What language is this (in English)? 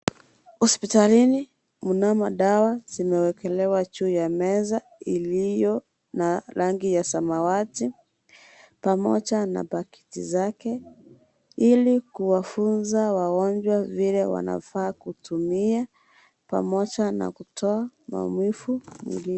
Swahili